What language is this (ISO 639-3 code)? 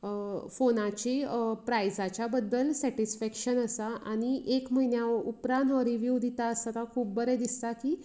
kok